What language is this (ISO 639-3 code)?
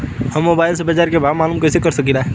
bho